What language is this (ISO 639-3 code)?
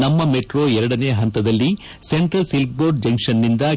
kan